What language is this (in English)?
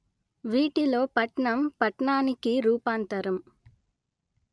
Telugu